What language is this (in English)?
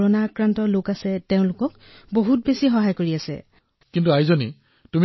Assamese